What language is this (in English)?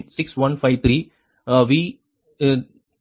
Tamil